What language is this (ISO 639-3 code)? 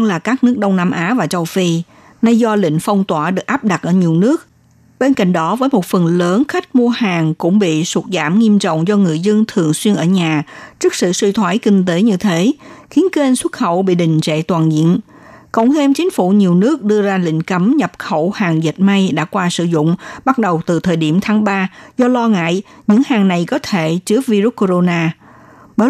vie